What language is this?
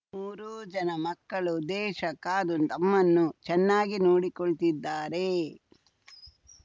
Kannada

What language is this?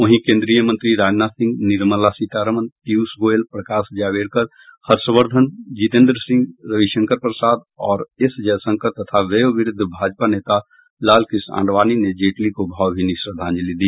Hindi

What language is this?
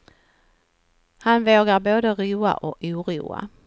Swedish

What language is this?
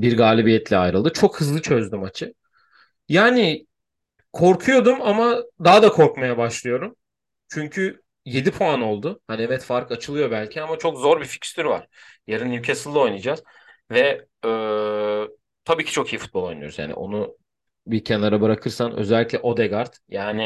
Turkish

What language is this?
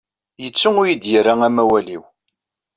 Kabyle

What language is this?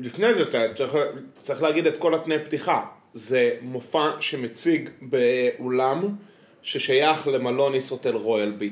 Hebrew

